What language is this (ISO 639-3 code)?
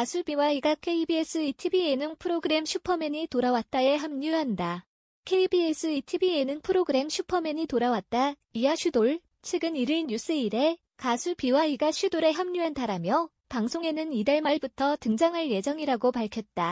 kor